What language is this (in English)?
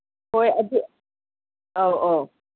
Manipuri